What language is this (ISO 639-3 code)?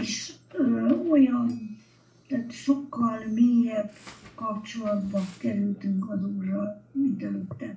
hun